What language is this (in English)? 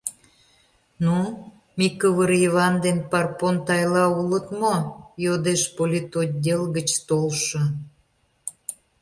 Mari